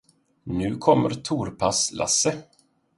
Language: Swedish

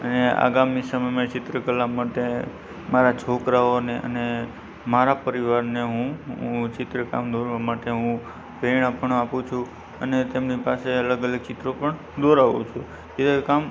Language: Gujarati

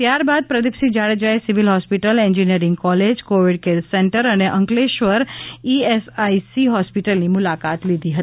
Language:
Gujarati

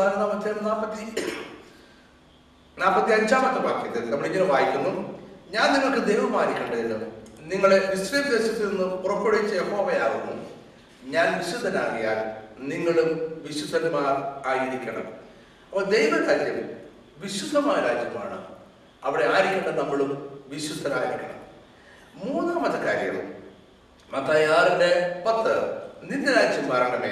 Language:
Malayalam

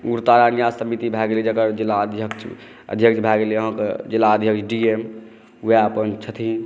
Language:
Maithili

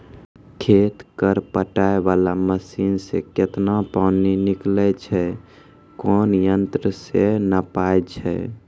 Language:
Maithili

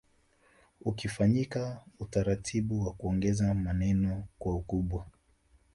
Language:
Swahili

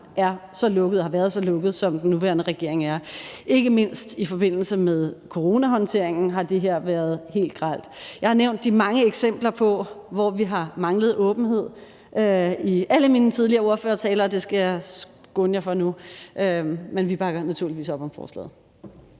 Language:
Danish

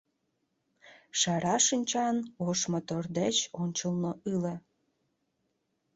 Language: Mari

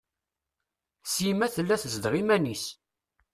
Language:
Kabyle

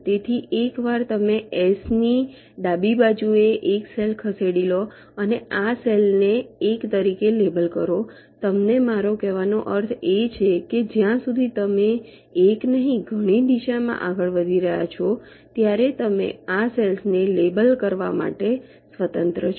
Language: Gujarati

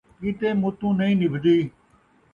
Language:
Saraiki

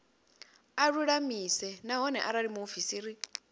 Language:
Venda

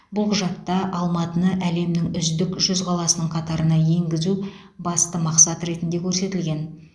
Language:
Kazakh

